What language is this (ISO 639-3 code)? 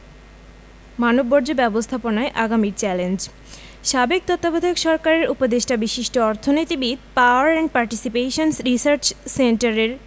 ben